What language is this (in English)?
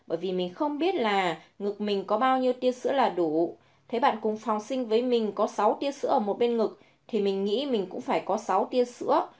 Vietnamese